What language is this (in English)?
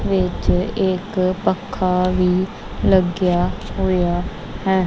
Punjabi